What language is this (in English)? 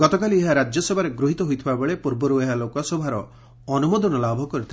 Odia